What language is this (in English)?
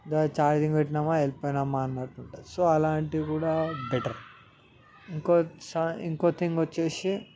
Telugu